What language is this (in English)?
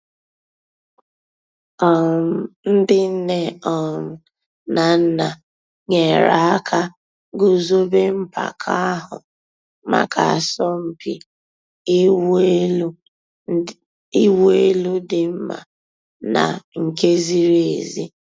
Igbo